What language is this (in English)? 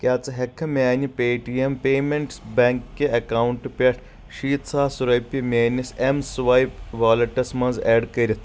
Kashmiri